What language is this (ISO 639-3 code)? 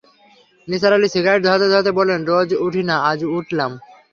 ben